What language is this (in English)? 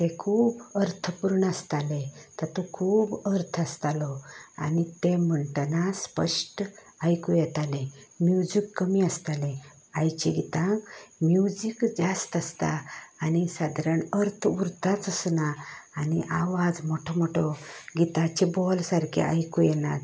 Konkani